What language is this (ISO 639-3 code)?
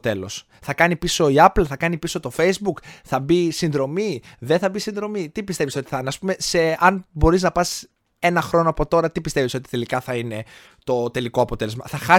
ell